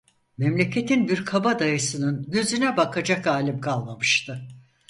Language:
Turkish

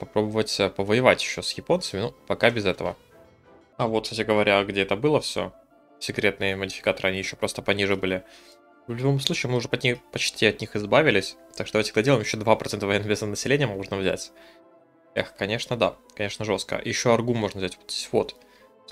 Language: Russian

